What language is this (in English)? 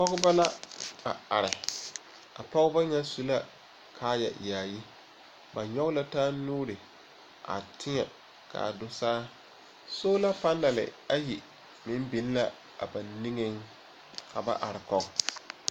Southern Dagaare